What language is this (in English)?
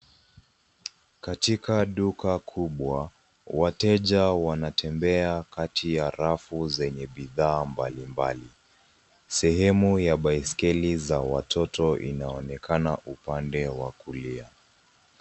Swahili